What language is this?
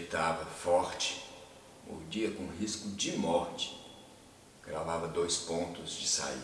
Portuguese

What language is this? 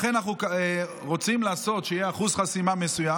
Hebrew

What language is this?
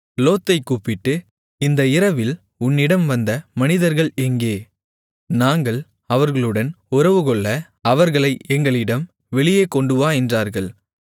Tamil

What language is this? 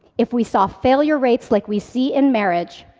English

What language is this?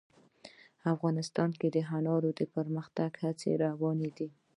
Pashto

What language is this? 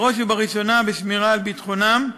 Hebrew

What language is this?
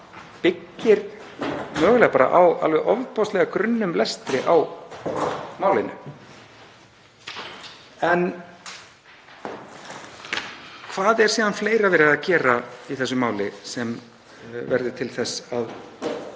Icelandic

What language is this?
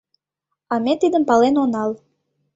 Mari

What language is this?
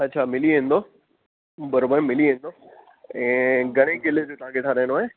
Sindhi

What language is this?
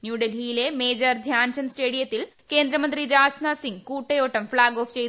Malayalam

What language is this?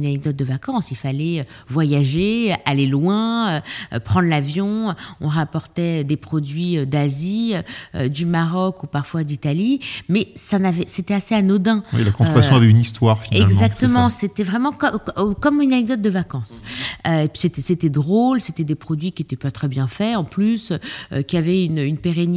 French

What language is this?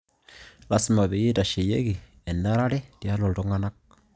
Masai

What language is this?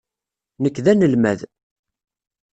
Kabyle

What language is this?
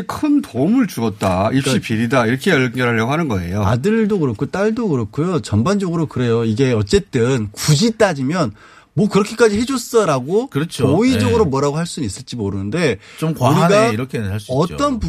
Korean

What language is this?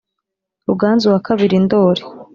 Kinyarwanda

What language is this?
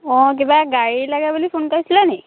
Assamese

